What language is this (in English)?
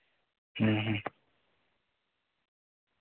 Santali